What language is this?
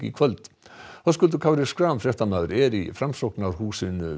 Icelandic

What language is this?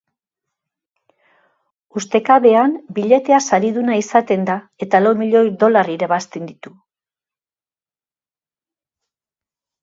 Basque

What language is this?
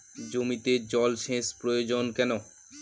Bangla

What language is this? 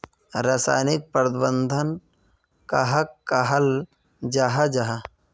Magahi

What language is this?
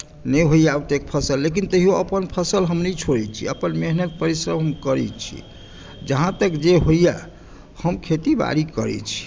Maithili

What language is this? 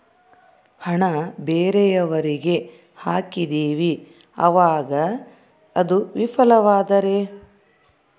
Kannada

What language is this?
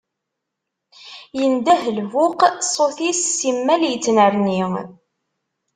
Kabyle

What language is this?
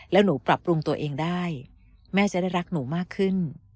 Thai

